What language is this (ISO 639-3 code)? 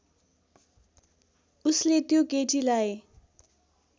nep